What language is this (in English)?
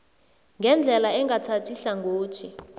South Ndebele